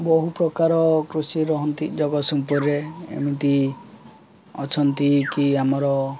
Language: Odia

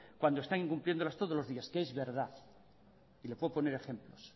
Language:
Spanish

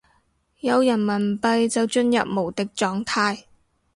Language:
Cantonese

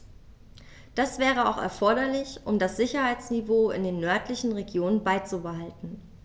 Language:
German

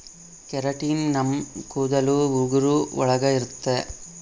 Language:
Kannada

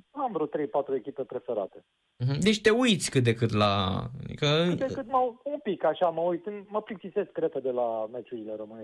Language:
Romanian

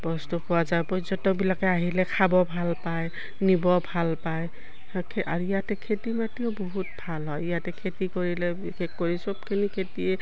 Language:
Assamese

